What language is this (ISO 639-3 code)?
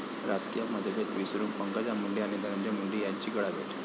mar